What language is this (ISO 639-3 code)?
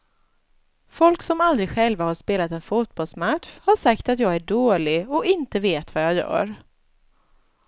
swe